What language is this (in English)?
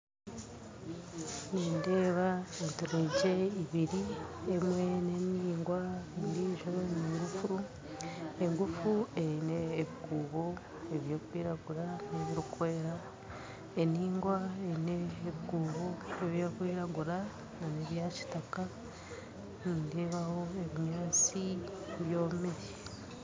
Nyankole